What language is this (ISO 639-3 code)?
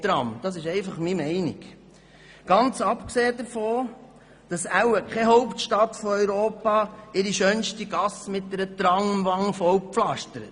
gsw